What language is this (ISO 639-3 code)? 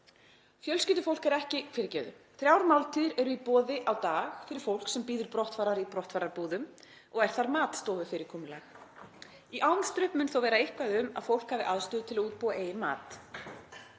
isl